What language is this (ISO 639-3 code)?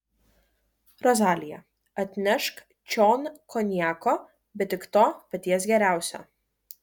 lit